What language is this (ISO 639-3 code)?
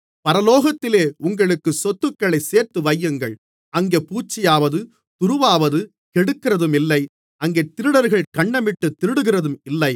tam